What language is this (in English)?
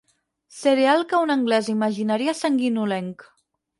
Catalan